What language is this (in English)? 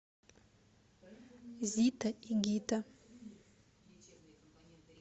Russian